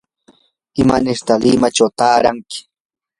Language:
Yanahuanca Pasco Quechua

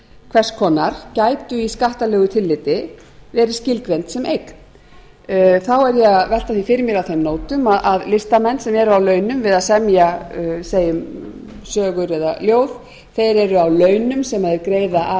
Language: Icelandic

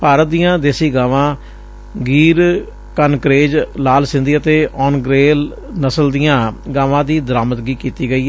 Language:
Punjabi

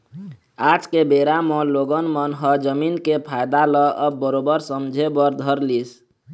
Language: Chhattisgarhi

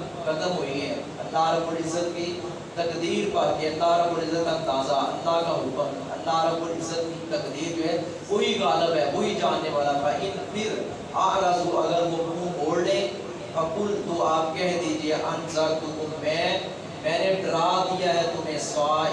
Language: Urdu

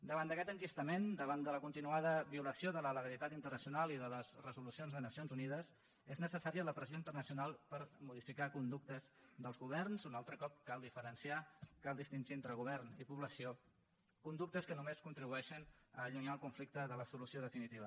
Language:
Catalan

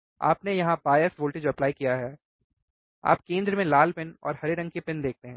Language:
Hindi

